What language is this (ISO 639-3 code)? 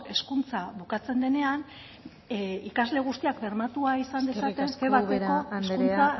eus